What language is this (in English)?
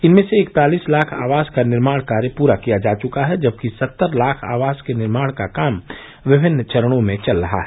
Hindi